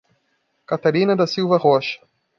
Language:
Portuguese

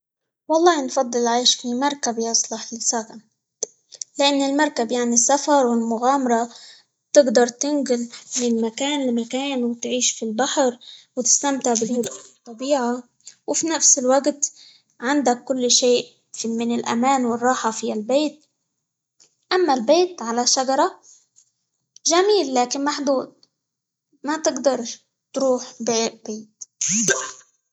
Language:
Libyan Arabic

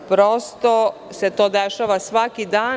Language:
Serbian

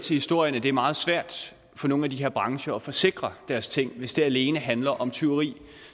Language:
Danish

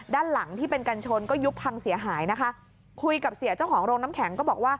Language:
Thai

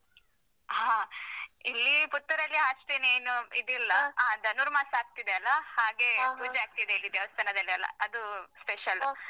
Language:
Kannada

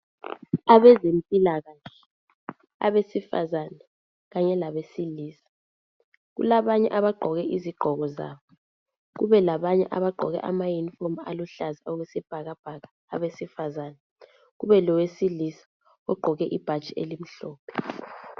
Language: North Ndebele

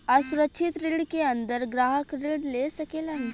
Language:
Bhojpuri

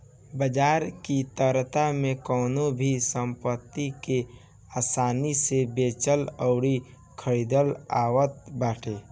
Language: Bhojpuri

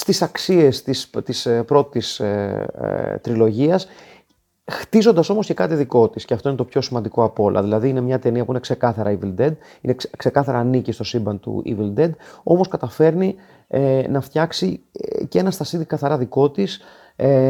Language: Greek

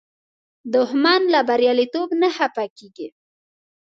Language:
Pashto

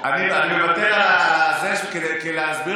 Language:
Hebrew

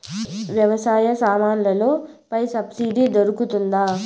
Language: Telugu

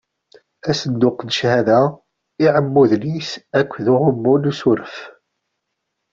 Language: Kabyle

